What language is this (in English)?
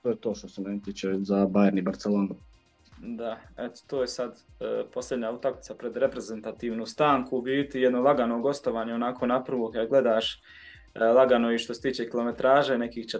Croatian